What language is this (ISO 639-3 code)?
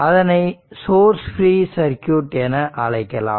tam